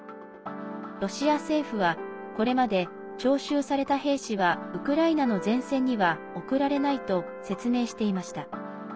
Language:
Japanese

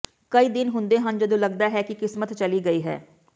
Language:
Punjabi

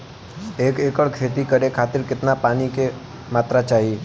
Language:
Bhojpuri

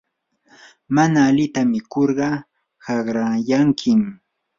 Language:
Yanahuanca Pasco Quechua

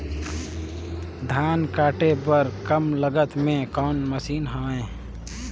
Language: Chhattisgarhi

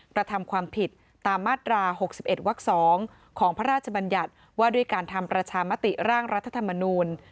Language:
Thai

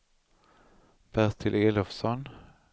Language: Swedish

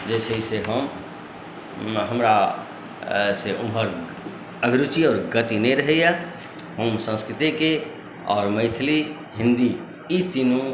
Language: Maithili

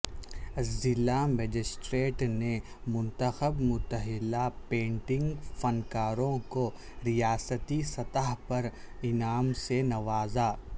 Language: Urdu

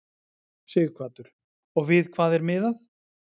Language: Icelandic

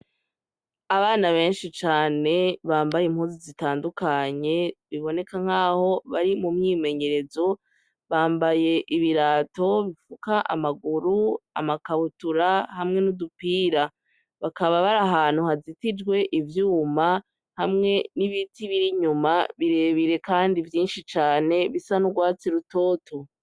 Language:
Rundi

